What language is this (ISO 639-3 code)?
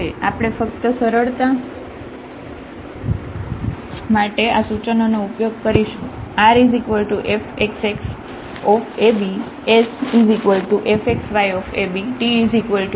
guj